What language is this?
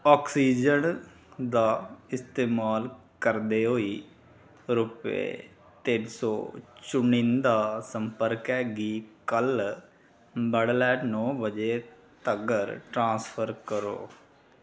Dogri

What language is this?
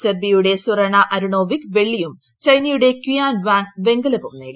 Malayalam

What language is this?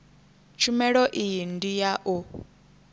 Venda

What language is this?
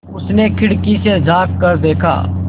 Hindi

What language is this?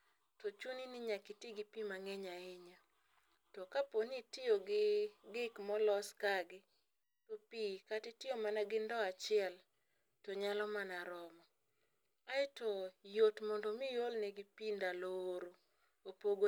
Luo (Kenya and Tanzania)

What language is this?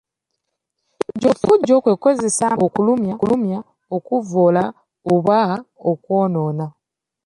Ganda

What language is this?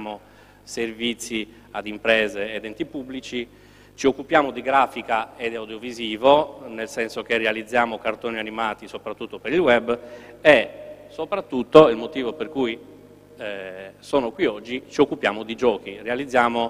Italian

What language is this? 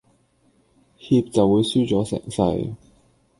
Cantonese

